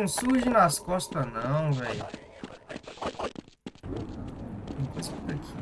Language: Portuguese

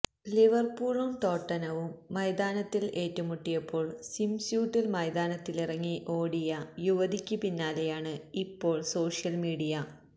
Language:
Malayalam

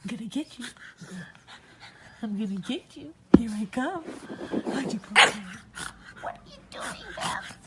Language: English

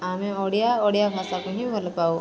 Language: Odia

